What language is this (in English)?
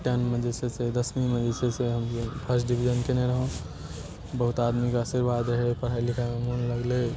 Maithili